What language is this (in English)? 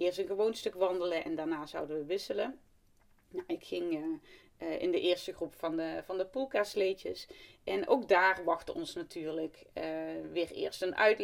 Dutch